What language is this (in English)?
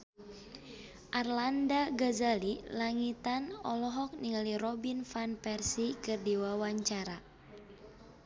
Sundanese